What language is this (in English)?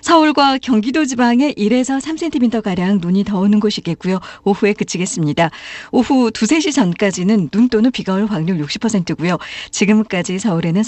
Korean